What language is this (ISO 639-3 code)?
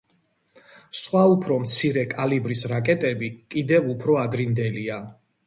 kat